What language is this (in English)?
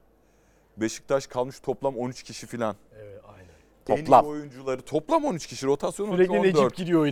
Turkish